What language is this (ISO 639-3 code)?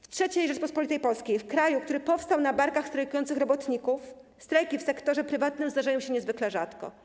pol